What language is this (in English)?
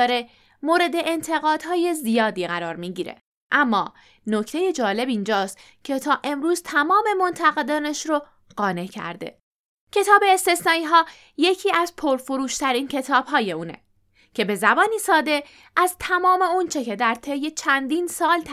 Persian